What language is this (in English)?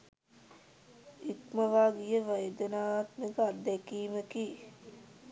Sinhala